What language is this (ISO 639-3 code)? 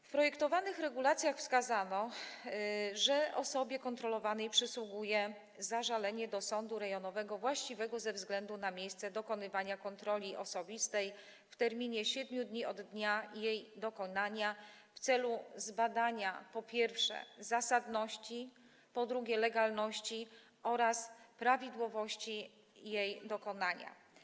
pol